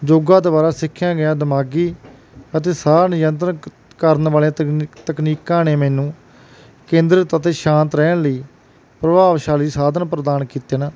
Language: Punjabi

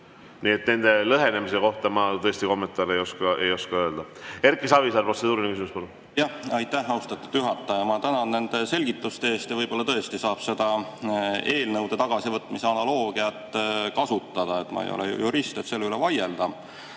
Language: Estonian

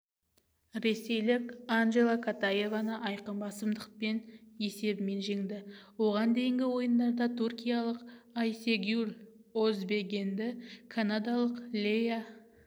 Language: Kazakh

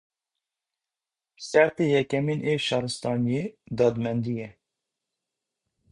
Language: Kurdish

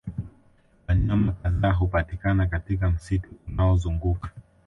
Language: Swahili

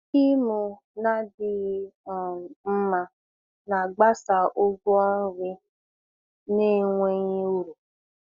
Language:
Igbo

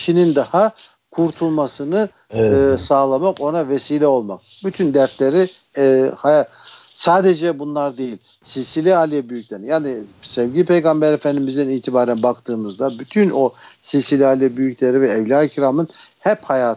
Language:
Turkish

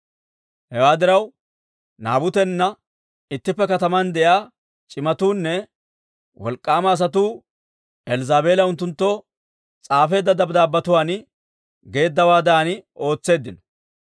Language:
Dawro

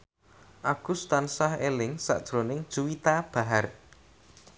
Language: Javanese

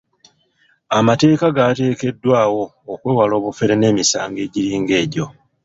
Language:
Ganda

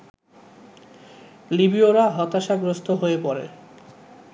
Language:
Bangla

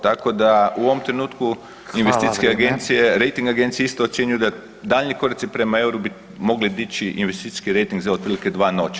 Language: Croatian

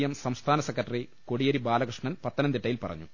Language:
Malayalam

